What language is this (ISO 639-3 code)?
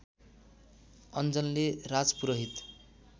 nep